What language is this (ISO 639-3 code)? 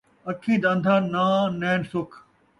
skr